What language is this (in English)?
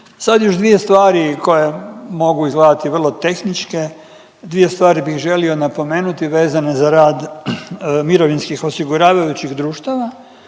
Croatian